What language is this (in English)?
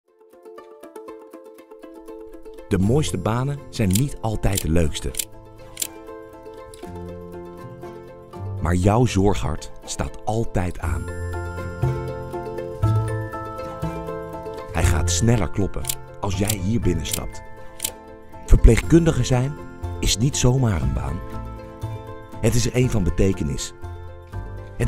Dutch